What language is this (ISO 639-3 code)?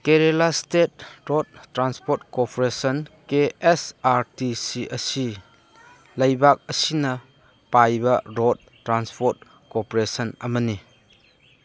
mni